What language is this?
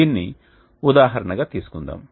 Telugu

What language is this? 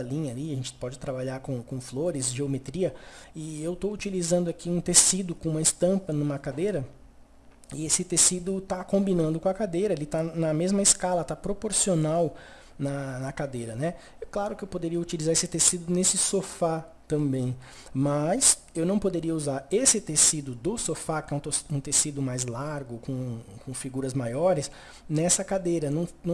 Portuguese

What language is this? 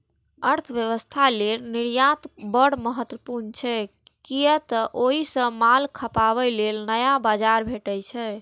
Maithili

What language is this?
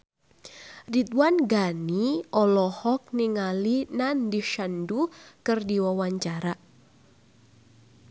Sundanese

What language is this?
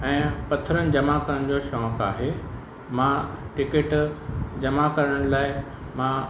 Sindhi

